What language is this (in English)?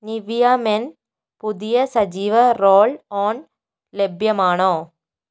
Malayalam